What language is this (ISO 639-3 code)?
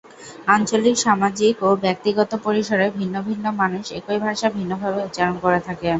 ben